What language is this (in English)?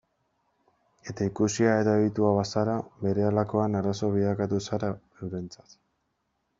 Basque